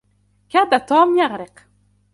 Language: Arabic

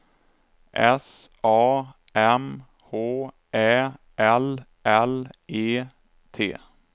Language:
Swedish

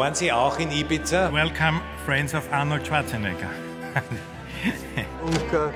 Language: German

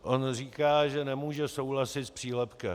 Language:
Czech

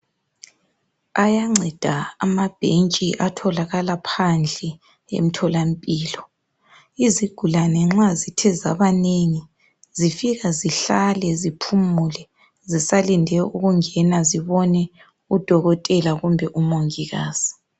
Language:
North Ndebele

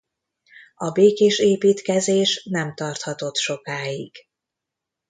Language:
Hungarian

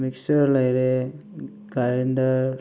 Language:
Manipuri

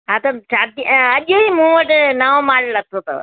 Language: Sindhi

